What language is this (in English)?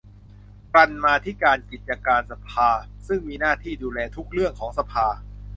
Thai